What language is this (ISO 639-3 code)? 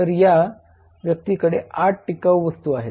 mar